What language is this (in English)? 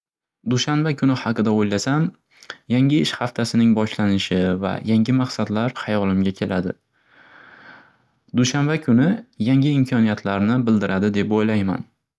Uzbek